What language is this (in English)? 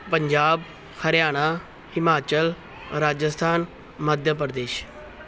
Punjabi